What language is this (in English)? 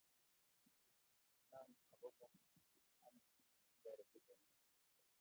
Kalenjin